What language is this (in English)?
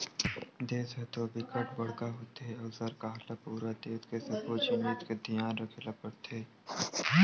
Chhattisgarhi